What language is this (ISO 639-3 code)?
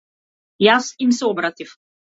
mkd